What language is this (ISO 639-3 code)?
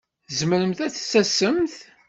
kab